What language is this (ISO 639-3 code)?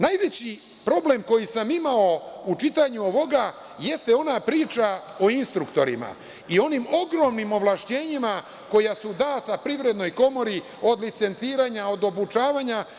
srp